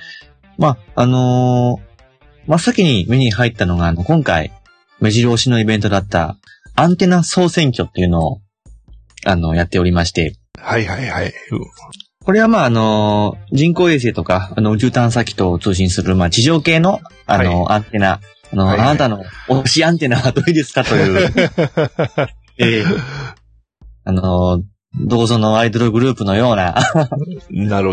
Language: Japanese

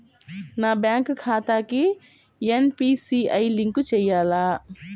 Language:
Telugu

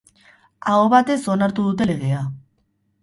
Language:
Basque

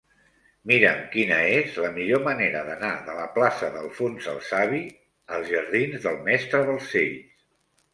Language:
Catalan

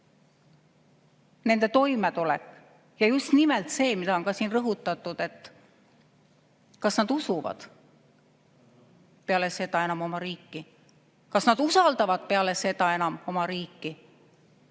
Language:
Estonian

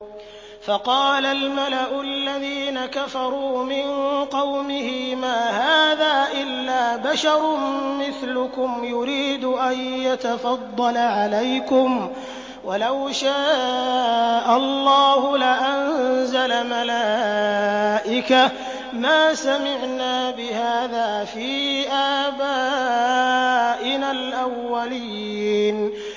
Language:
Arabic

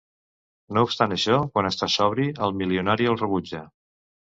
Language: Catalan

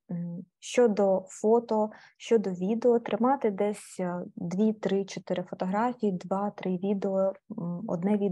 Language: Ukrainian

